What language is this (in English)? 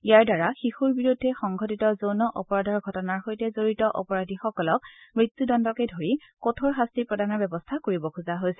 Assamese